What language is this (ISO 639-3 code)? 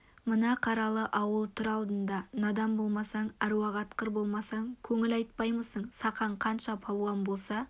kaz